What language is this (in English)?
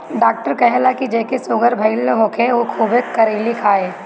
Bhojpuri